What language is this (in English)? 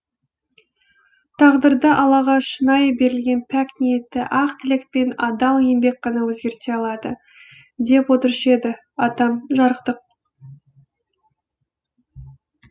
Kazakh